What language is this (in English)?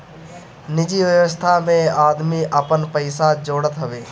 Bhojpuri